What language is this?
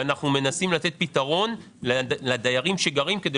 Hebrew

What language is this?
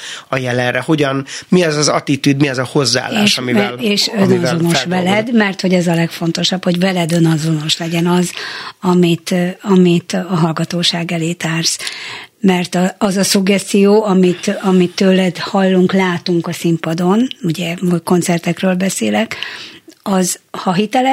Hungarian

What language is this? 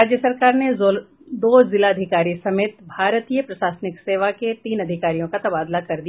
Hindi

